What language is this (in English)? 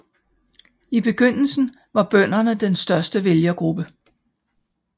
Danish